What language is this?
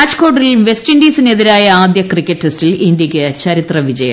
Malayalam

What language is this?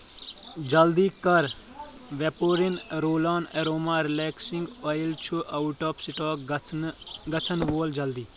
Kashmiri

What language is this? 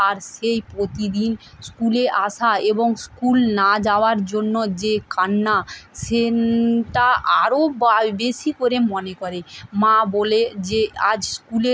Bangla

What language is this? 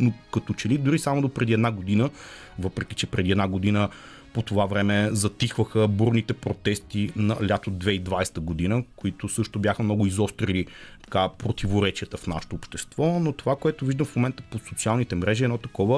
Bulgarian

